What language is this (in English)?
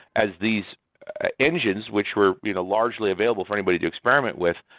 English